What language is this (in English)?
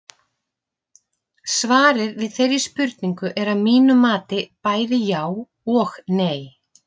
Icelandic